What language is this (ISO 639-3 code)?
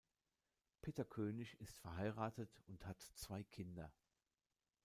deu